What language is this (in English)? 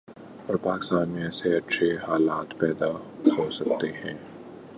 Urdu